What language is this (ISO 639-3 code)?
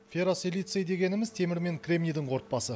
kaz